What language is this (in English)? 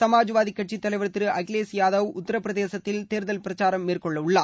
Tamil